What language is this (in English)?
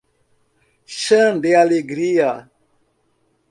Portuguese